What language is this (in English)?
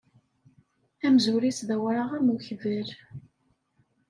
Kabyle